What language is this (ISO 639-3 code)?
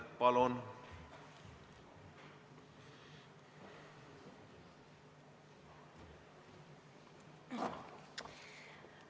est